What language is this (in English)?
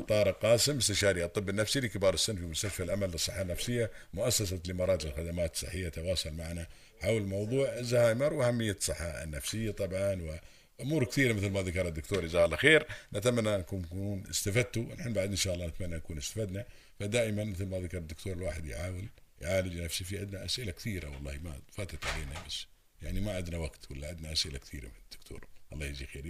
Arabic